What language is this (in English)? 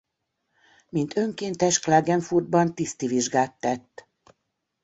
Hungarian